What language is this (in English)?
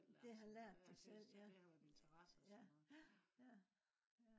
Danish